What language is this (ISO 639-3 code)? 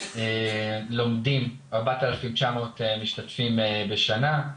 heb